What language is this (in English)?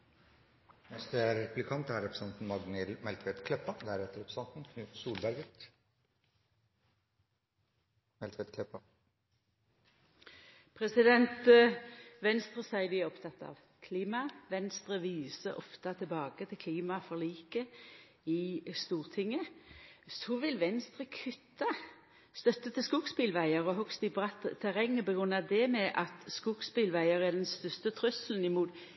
Norwegian Nynorsk